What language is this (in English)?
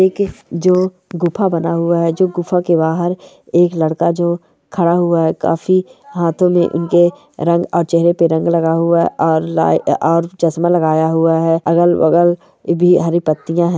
Marwari